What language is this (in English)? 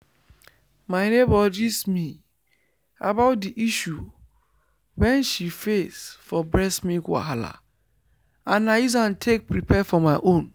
Nigerian Pidgin